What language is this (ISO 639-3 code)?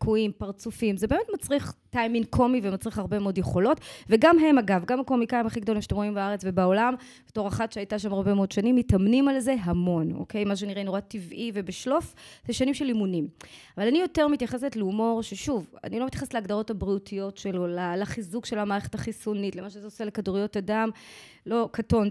heb